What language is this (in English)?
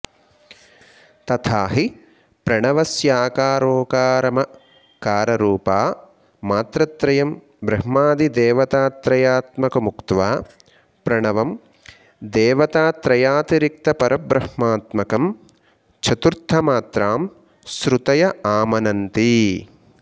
Sanskrit